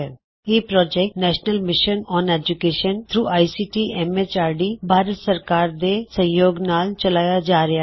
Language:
Punjabi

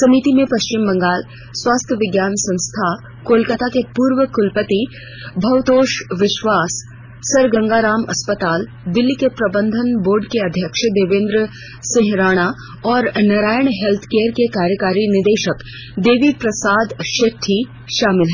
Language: Hindi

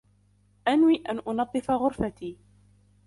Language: Arabic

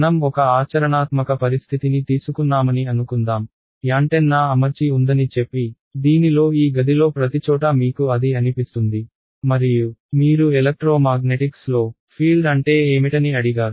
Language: Telugu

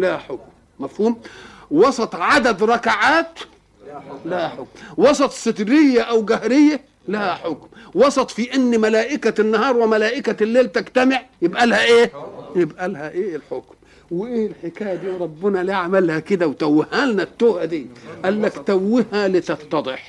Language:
Arabic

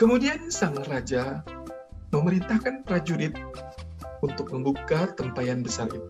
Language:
Indonesian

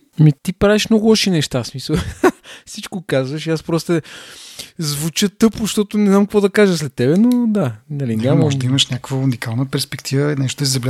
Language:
Bulgarian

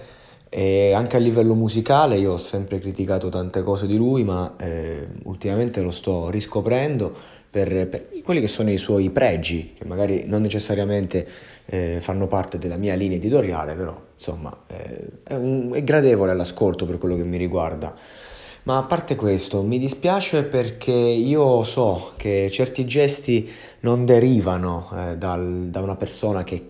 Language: Italian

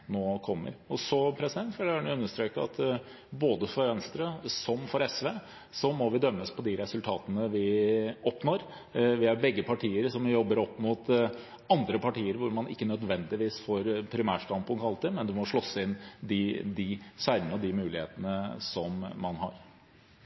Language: Norwegian Bokmål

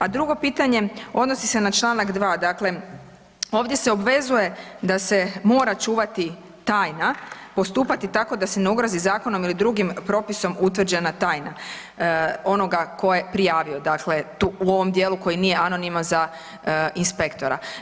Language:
Croatian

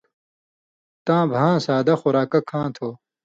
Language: Indus Kohistani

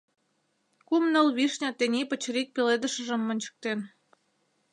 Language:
Mari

